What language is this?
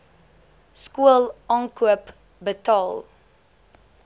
Afrikaans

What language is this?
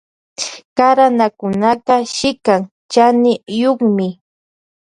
Loja Highland Quichua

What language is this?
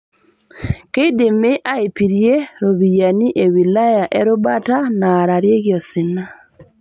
Masai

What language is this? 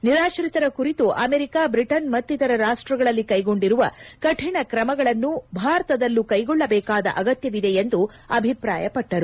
Kannada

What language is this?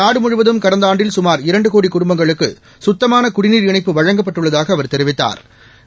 Tamil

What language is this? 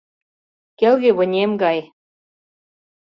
Mari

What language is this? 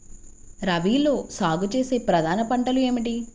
Telugu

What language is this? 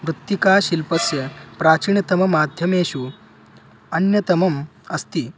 Sanskrit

